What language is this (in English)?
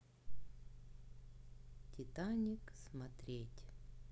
Russian